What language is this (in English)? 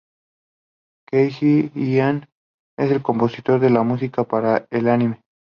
Spanish